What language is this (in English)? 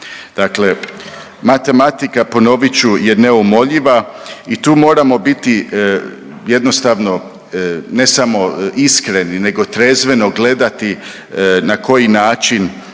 Croatian